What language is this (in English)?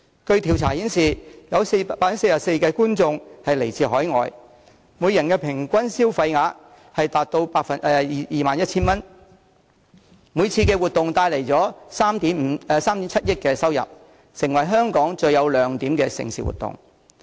Cantonese